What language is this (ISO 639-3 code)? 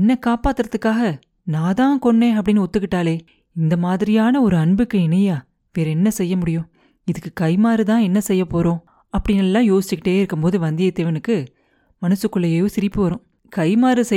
tam